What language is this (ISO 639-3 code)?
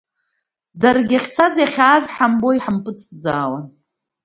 abk